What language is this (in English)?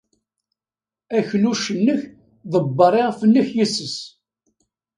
Kabyle